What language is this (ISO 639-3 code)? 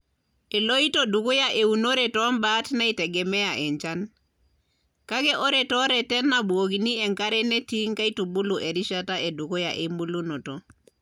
mas